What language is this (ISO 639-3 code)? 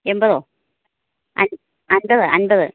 mal